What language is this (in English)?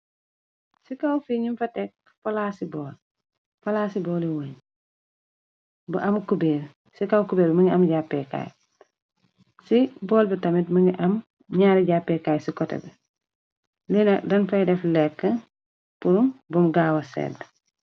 Wolof